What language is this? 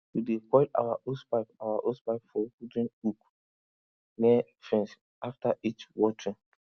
Nigerian Pidgin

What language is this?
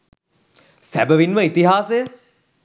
Sinhala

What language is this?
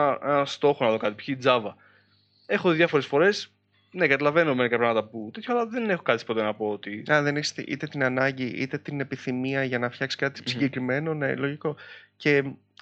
Greek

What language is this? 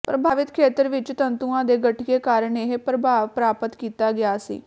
Punjabi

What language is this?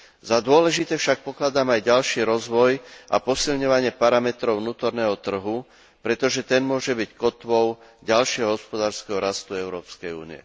Slovak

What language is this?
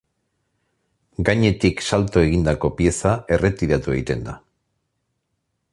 Basque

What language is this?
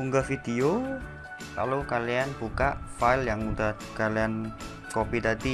Indonesian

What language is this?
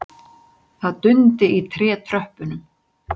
Icelandic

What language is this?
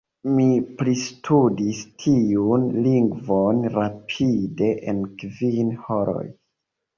Esperanto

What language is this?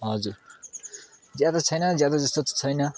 Nepali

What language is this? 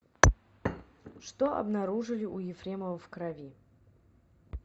Russian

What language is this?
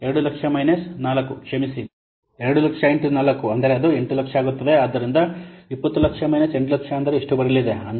Kannada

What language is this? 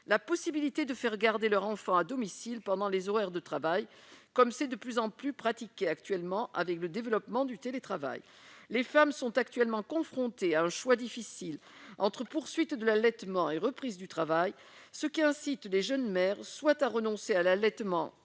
French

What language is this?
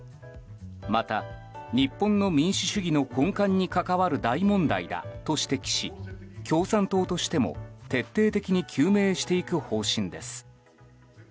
Japanese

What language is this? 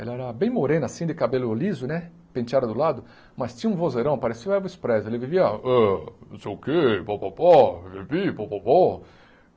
Portuguese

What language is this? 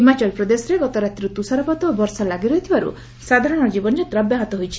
Odia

